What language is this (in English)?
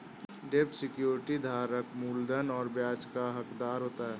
Hindi